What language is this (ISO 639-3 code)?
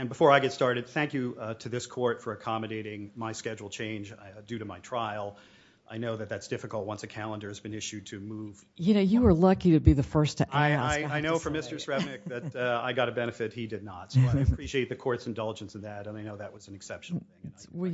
eng